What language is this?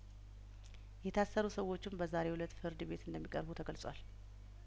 Amharic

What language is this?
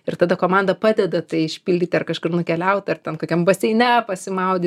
Lithuanian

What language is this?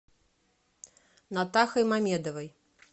Russian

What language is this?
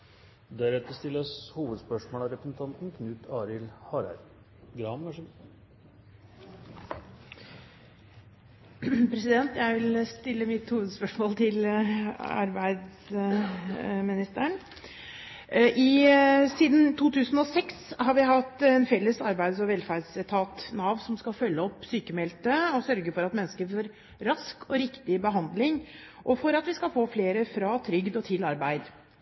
Norwegian Bokmål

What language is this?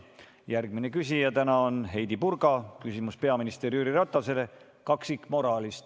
Estonian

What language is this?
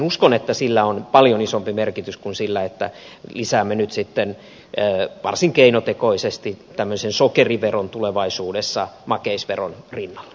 Finnish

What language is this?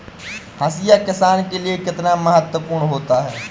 Hindi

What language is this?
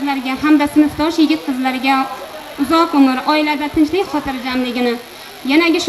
Turkish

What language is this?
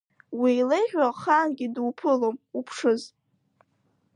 Abkhazian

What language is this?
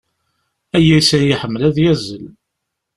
Kabyle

